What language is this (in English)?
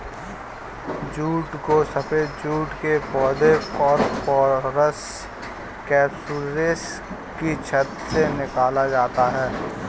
Hindi